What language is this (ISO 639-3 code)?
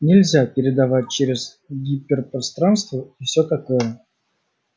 rus